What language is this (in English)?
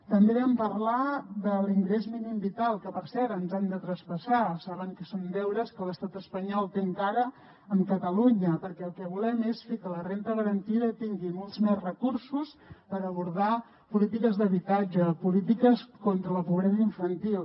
Catalan